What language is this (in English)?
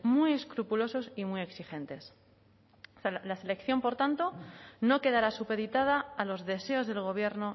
Spanish